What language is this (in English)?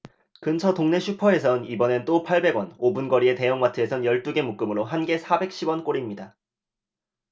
Korean